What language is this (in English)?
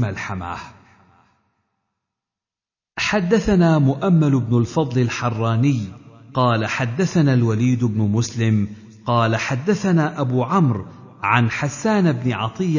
Arabic